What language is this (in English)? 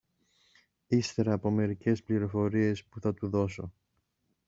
Greek